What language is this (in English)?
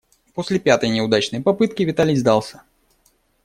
Russian